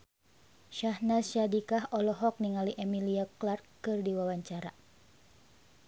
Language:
Sundanese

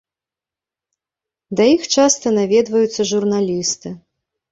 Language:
Belarusian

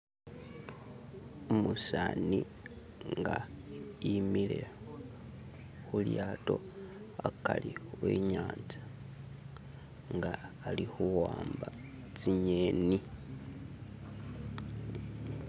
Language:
Masaaba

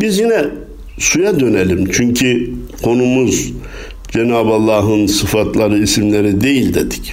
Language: Turkish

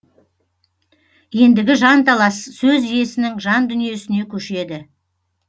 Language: Kazakh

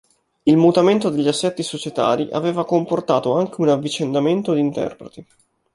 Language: Italian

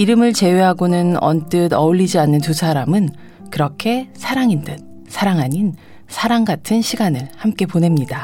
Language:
Korean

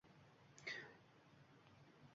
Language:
Uzbek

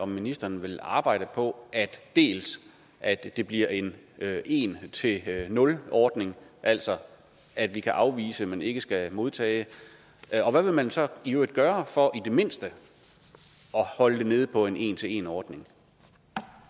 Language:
Danish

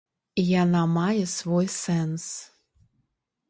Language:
Belarusian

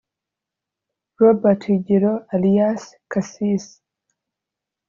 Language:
Kinyarwanda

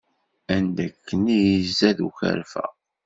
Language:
Kabyle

